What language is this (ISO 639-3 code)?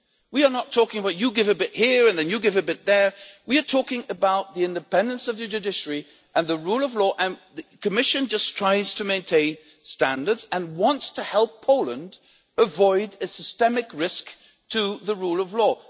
eng